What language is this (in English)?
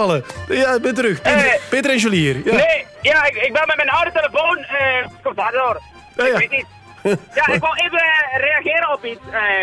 Dutch